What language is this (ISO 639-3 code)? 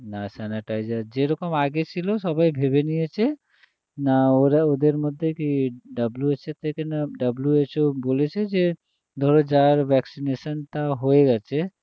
ben